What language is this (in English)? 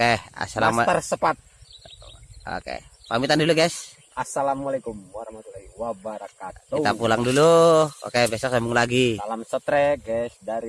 Indonesian